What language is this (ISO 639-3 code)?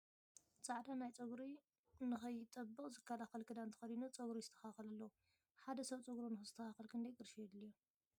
tir